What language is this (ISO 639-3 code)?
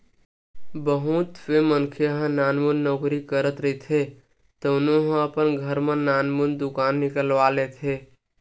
hne